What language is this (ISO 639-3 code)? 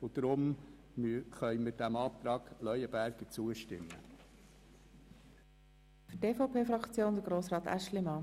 gsw